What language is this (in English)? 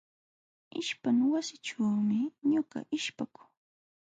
Jauja Wanca Quechua